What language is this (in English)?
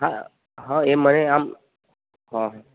Gujarati